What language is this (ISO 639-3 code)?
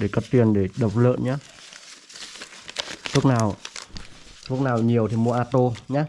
vie